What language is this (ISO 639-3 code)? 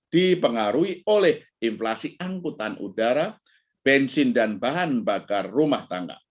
ind